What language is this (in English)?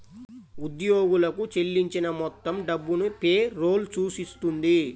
Telugu